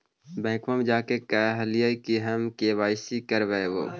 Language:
Magahi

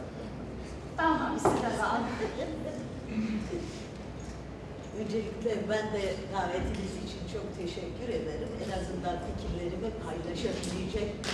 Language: Turkish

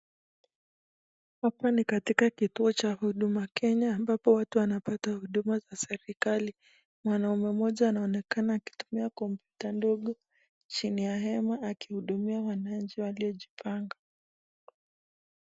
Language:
Swahili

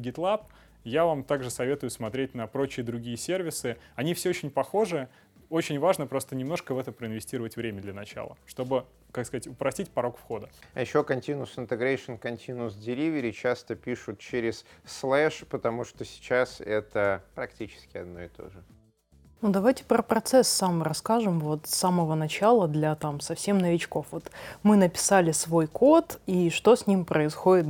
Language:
Russian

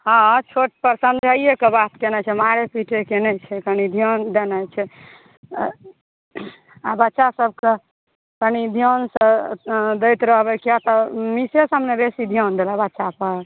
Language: Maithili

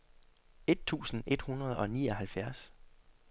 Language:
Danish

